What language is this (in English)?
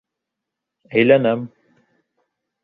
Bashkir